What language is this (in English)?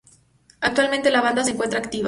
Spanish